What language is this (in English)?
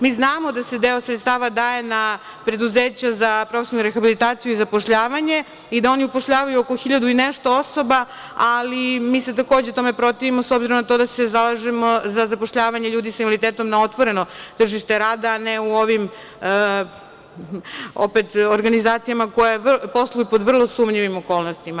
Serbian